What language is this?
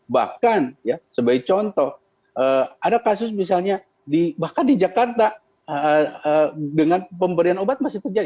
Indonesian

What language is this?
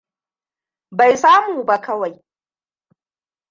Hausa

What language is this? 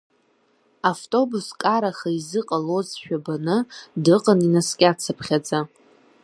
Abkhazian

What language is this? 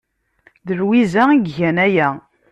Kabyle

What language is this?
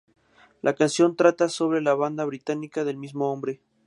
Spanish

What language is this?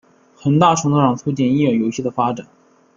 Chinese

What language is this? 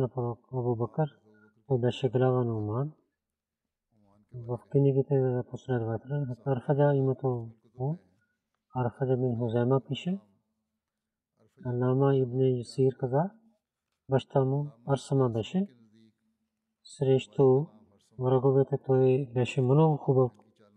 Bulgarian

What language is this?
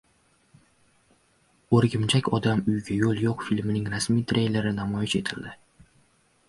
Uzbek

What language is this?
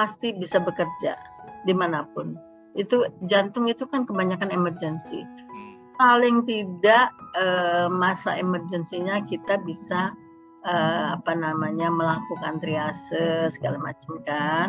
Indonesian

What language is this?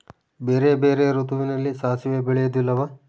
Kannada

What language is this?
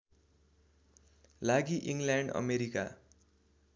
Nepali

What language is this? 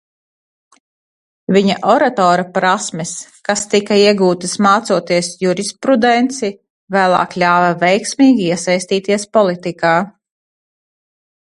Latvian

